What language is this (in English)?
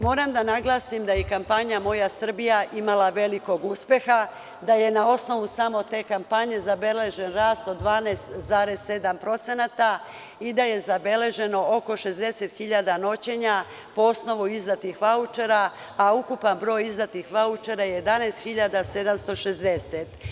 Serbian